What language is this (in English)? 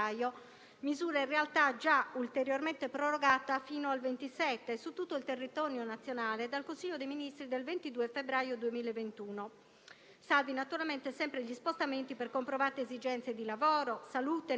Italian